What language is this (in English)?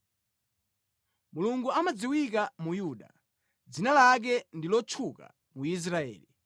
Nyanja